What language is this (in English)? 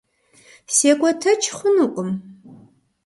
Kabardian